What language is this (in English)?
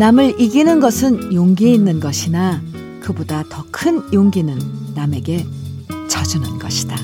Korean